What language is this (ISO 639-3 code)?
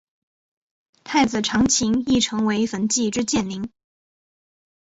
zho